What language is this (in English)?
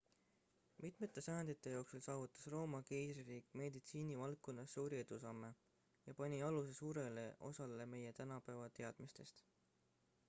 Estonian